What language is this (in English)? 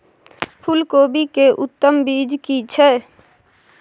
Maithili